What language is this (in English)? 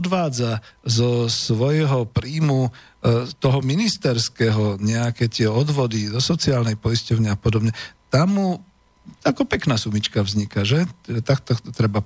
Slovak